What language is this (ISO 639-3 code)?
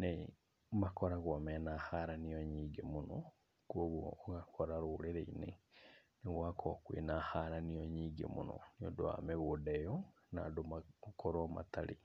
kik